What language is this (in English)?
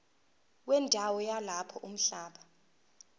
Zulu